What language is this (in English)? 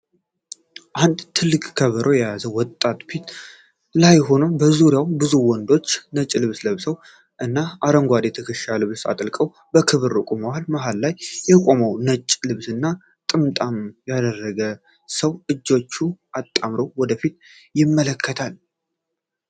Amharic